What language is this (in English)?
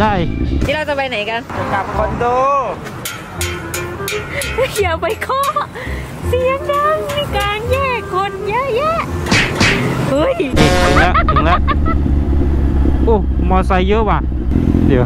Thai